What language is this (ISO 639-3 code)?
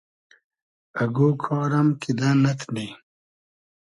haz